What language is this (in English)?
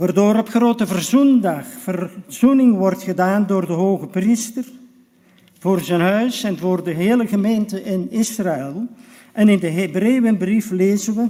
Dutch